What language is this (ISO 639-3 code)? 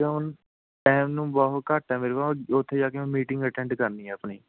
pan